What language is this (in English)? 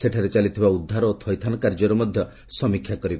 Odia